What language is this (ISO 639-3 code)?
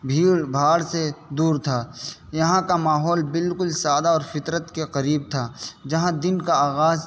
urd